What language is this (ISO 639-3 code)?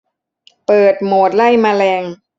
tha